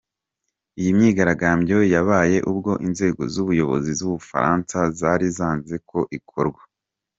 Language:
Kinyarwanda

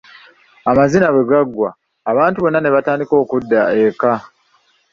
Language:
Ganda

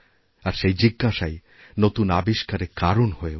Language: Bangla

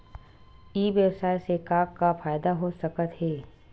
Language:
Chhattisgarhi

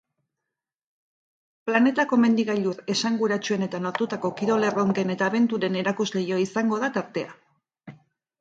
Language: Basque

